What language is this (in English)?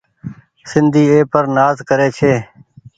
Goaria